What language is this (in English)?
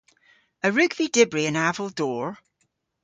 Cornish